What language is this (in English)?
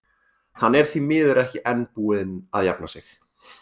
Icelandic